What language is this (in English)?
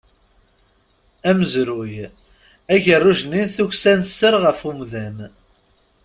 Kabyle